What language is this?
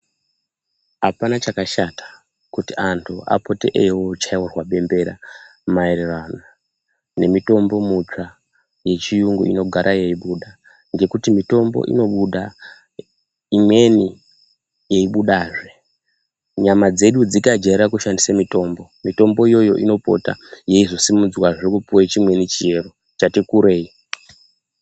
Ndau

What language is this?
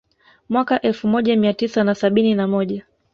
Swahili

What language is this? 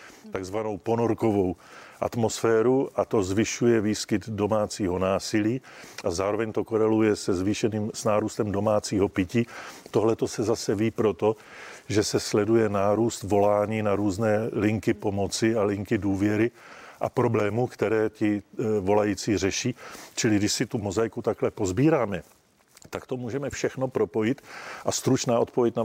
Czech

